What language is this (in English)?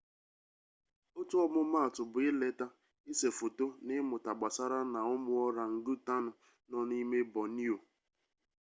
Igbo